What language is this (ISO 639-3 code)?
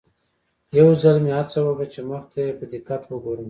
pus